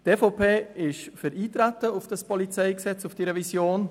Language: Swiss German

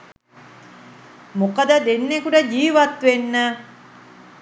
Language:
Sinhala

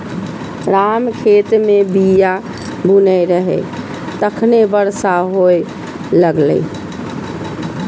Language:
Maithili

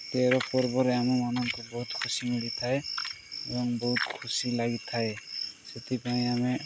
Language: Odia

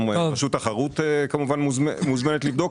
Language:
Hebrew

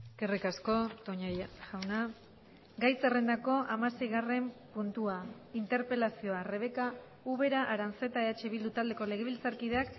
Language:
Basque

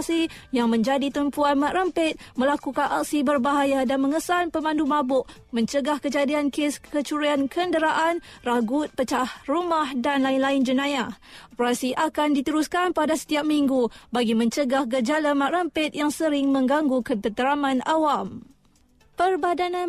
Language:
Malay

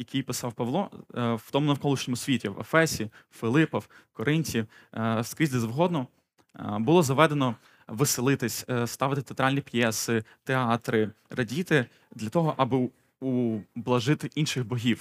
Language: Ukrainian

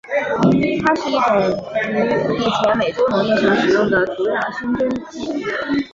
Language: Chinese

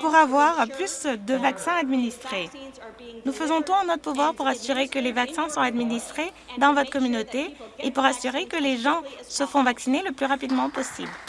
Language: French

